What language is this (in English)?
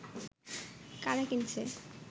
Bangla